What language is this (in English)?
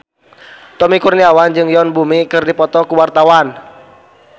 Sundanese